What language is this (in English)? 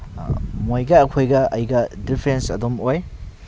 Manipuri